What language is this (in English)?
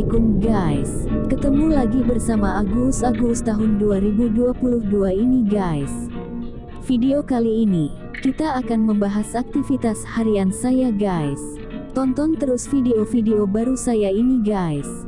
Indonesian